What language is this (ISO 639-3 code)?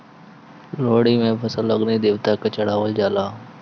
bho